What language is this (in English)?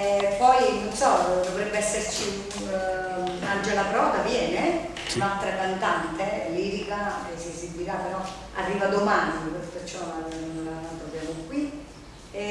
Italian